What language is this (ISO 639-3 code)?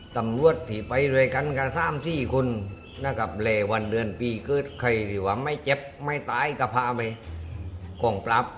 tha